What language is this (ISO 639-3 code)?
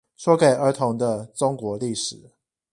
zho